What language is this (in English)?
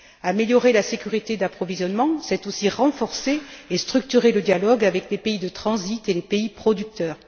French